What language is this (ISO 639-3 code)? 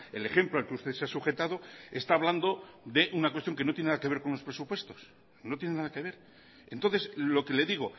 spa